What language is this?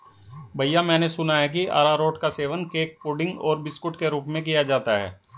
Hindi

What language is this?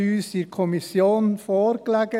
Swiss German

